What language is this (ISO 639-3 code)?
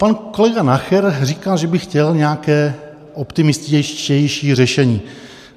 ces